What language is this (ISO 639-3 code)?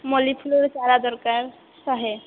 ori